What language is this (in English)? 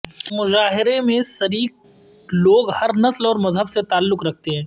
Urdu